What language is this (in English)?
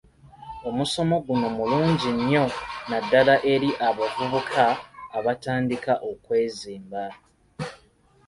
Ganda